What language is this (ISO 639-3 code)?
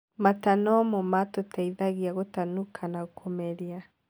kik